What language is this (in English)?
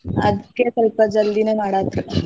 Kannada